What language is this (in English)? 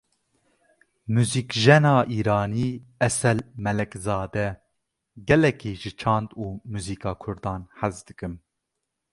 Kurdish